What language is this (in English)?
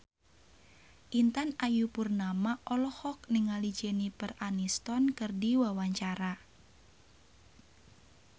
Sundanese